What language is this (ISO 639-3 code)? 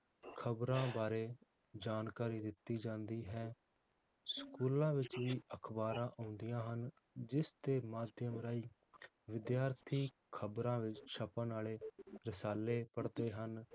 pan